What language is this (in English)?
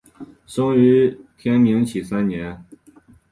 Chinese